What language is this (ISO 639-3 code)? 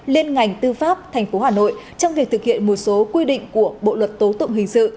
vie